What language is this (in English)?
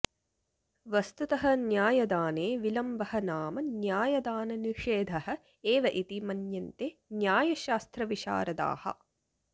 Sanskrit